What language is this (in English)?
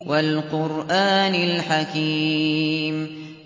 Arabic